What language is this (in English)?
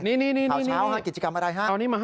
Thai